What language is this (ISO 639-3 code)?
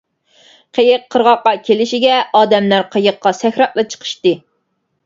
uig